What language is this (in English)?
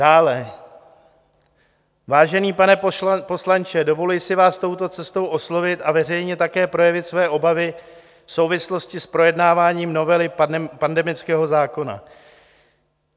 Czech